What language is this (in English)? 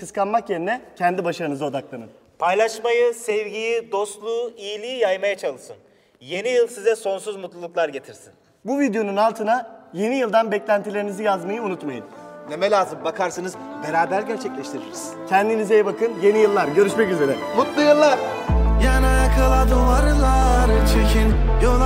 Turkish